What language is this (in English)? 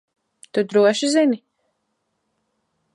Latvian